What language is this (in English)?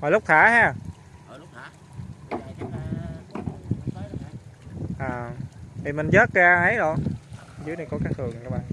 Vietnamese